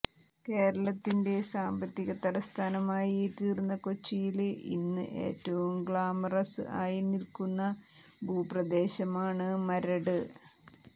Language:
Malayalam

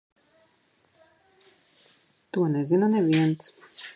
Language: Latvian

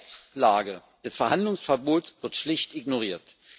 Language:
German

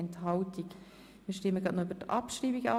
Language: Swiss German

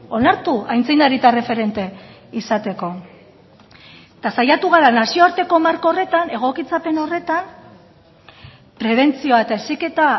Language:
Basque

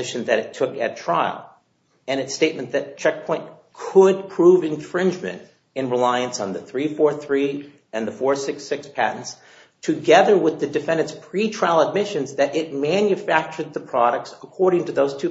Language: English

